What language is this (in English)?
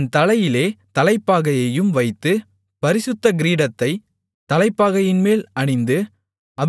Tamil